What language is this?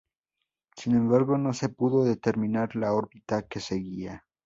Spanish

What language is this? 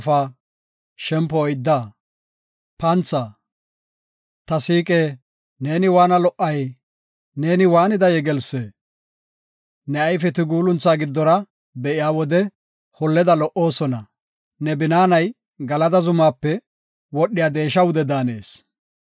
Gofa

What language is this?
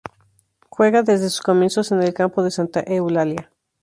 Spanish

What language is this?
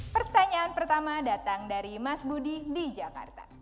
Indonesian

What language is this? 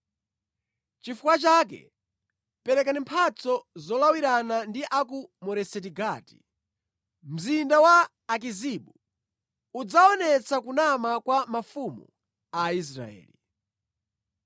Nyanja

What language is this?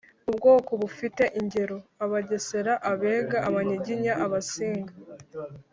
Kinyarwanda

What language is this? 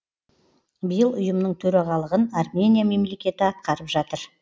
Kazakh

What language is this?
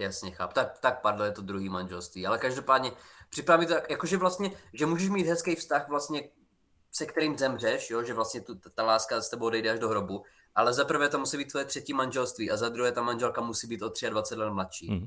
Czech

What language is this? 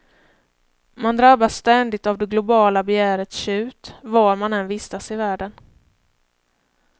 Swedish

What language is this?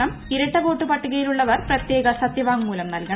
Malayalam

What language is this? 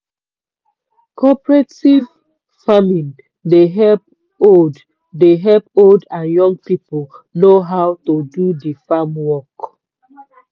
Nigerian Pidgin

